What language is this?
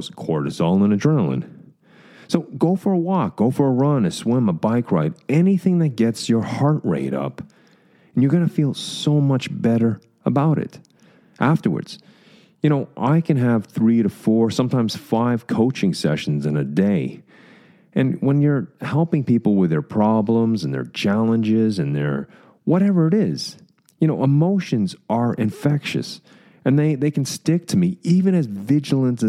English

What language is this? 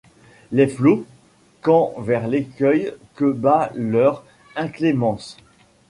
French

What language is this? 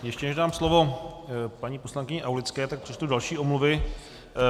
Czech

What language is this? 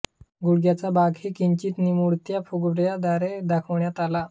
Marathi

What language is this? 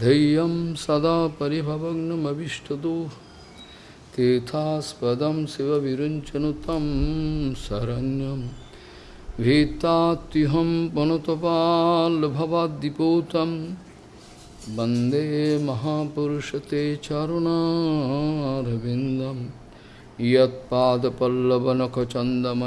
Russian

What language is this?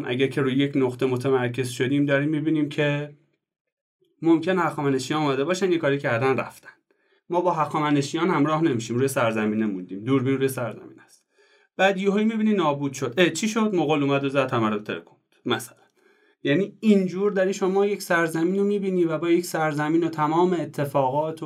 Persian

